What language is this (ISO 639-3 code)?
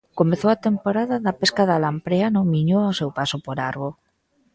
glg